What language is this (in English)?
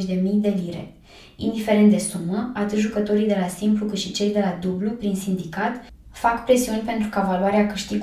Romanian